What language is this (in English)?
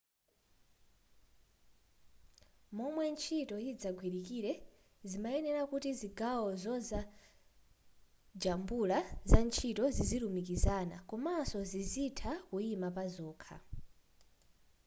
Nyanja